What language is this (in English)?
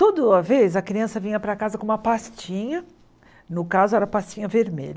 Portuguese